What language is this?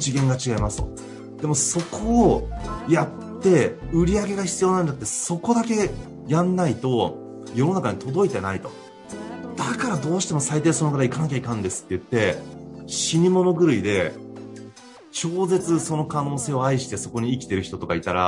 Japanese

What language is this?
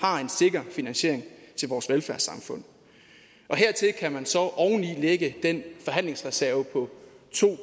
Danish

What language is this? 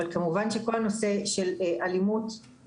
Hebrew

